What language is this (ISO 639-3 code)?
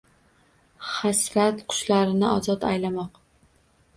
uzb